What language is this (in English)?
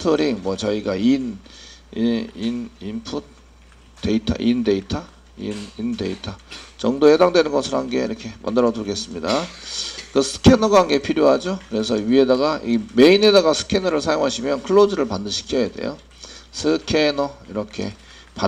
Korean